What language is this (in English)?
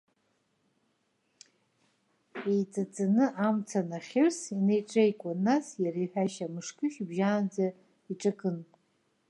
Abkhazian